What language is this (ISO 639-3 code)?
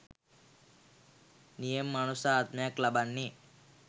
sin